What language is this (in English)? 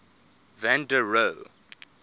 English